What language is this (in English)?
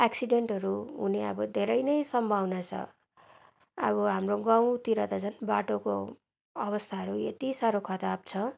Nepali